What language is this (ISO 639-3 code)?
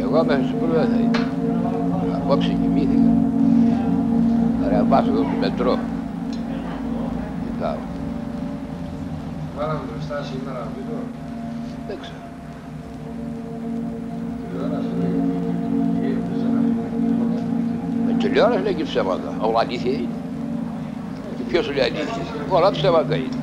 ell